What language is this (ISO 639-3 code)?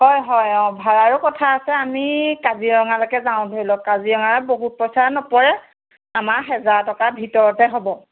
asm